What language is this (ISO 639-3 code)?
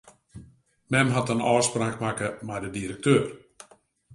fry